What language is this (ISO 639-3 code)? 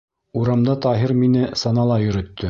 bak